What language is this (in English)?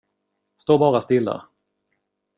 Swedish